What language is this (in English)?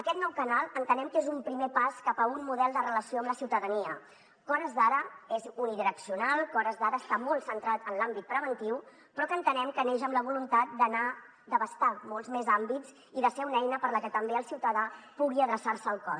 Catalan